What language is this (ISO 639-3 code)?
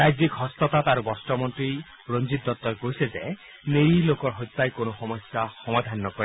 asm